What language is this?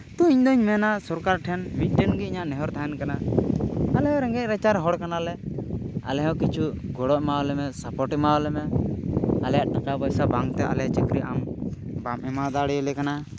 Santali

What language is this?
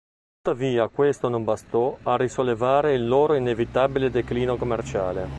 Italian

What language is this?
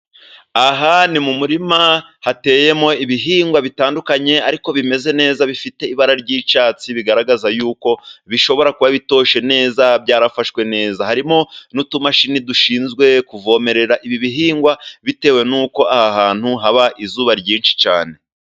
Kinyarwanda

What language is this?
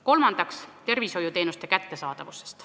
Estonian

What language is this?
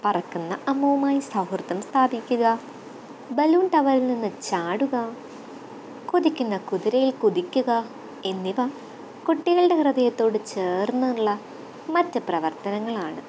Malayalam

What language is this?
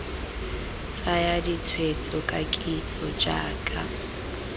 Tswana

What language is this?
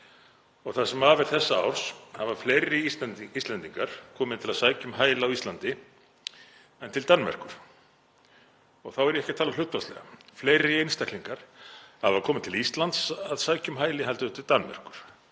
Icelandic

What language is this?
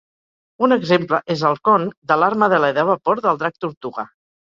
Catalan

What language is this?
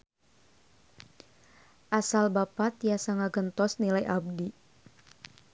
Sundanese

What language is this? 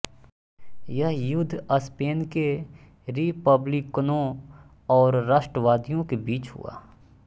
Hindi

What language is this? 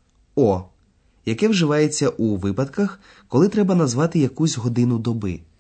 Ukrainian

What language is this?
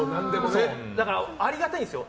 Japanese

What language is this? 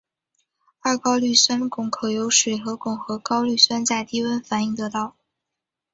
Chinese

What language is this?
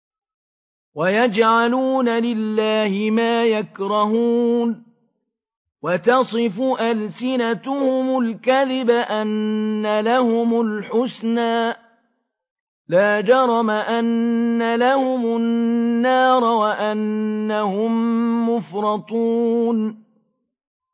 Arabic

